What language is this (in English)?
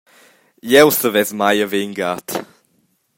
Romansh